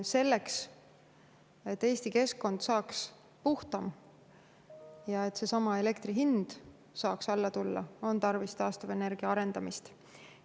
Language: Estonian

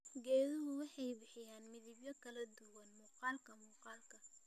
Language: Somali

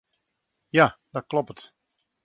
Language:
Western Frisian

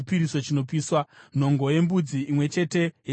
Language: Shona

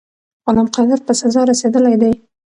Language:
Pashto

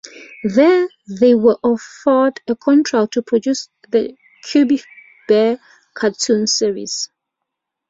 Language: English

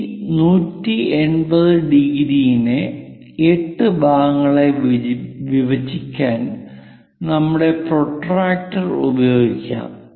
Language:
Malayalam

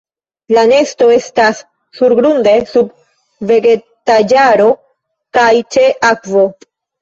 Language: Esperanto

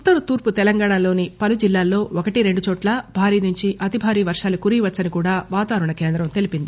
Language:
Telugu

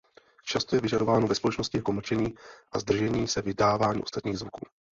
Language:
Czech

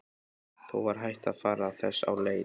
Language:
Icelandic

